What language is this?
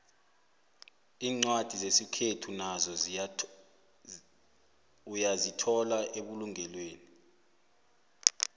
South Ndebele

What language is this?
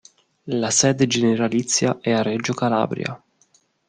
Italian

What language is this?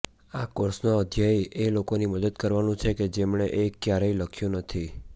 Gujarati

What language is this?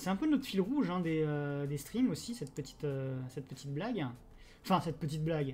French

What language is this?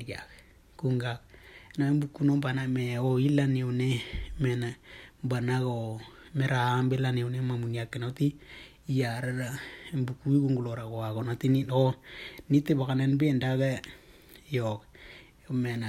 Indonesian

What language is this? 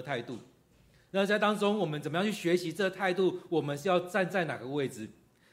Chinese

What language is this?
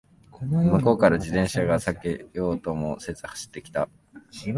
Japanese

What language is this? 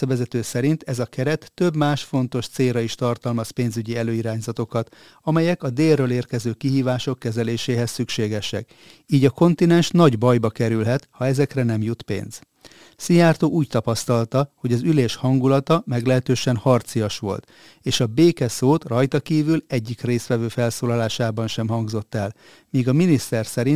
Hungarian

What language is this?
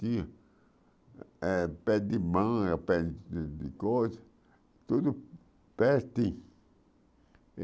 Portuguese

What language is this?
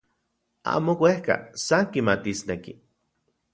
Central Puebla Nahuatl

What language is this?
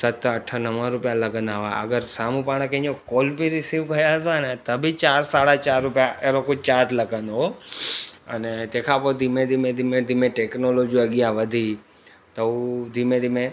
Sindhi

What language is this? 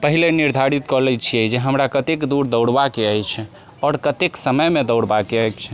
Maithili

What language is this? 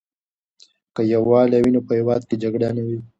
Pashto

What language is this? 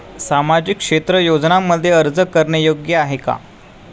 Marathi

